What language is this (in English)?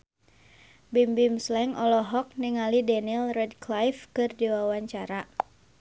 Sundanese